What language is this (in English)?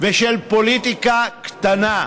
Hebrew